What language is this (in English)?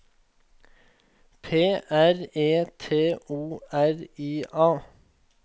Norwegian